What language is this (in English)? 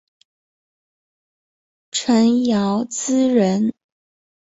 Chinese